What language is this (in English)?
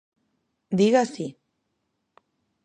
Galician